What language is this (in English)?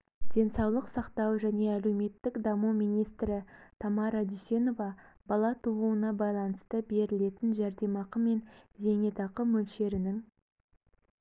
Kazakh